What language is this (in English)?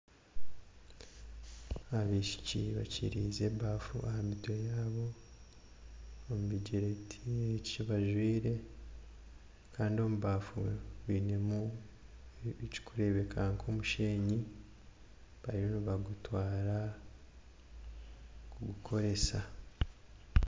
Nyankole